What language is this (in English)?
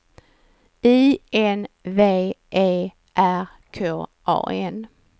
Swedish